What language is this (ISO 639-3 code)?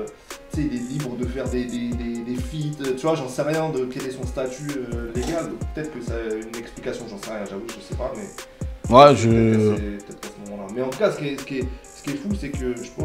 fra